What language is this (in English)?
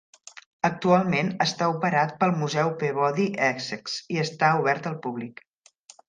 Catalan